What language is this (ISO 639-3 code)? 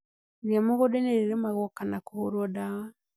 kik